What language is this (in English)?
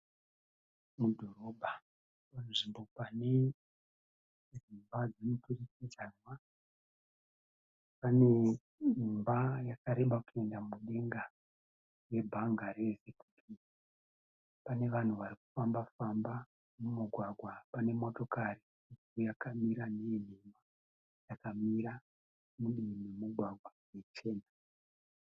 Shona